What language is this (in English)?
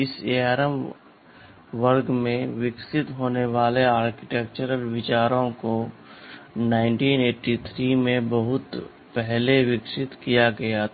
Hindi